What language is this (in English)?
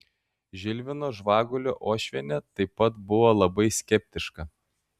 Lithuanian